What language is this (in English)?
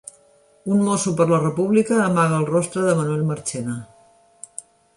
Catalan